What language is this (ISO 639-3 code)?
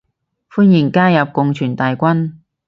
yue